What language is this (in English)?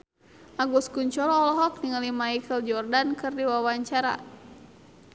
Sundanese